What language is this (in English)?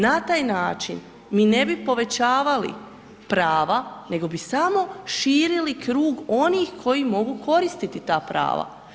Croatian